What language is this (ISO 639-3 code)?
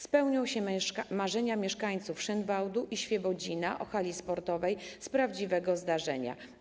pol